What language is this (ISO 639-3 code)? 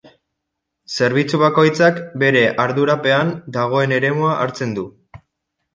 eus